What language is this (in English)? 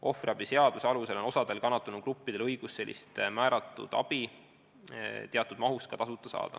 Estonian